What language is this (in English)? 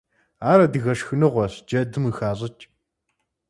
Kabardian